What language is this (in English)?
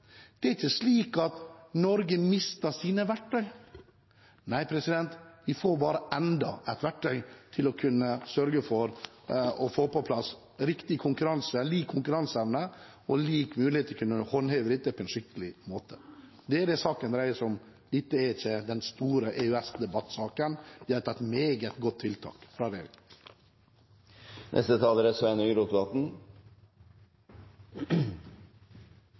Norwegian